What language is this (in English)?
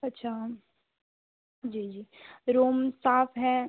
Hindi